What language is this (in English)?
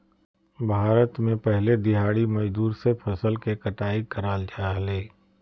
Magahi